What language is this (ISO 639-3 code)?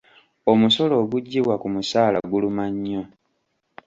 lug